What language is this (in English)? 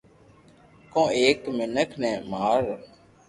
Loarki